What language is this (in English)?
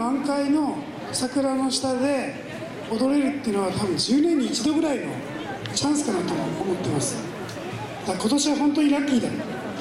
Japanese